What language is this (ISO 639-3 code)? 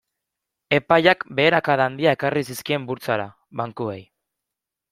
eus